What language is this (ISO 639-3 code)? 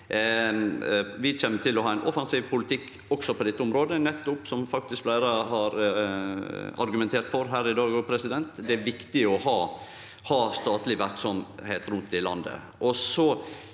nor